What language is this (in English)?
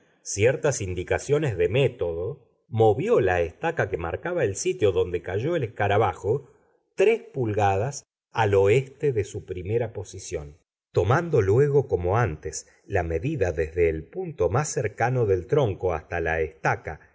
Spanish